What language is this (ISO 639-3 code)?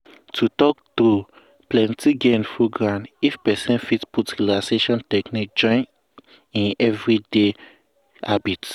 pcm